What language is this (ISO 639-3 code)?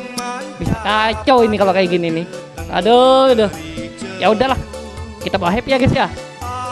ind